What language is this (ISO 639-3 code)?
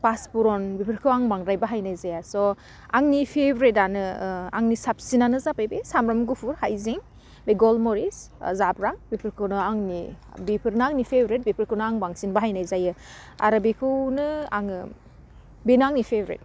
brx